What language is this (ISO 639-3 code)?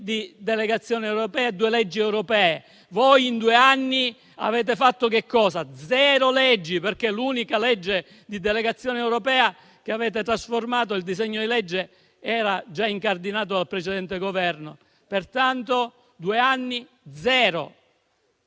ita